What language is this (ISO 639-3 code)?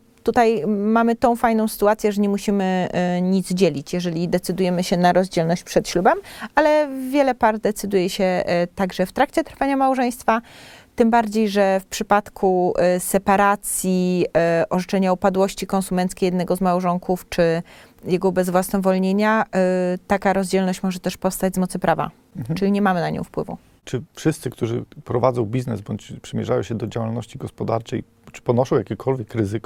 pol